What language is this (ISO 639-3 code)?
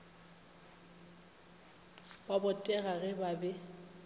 nso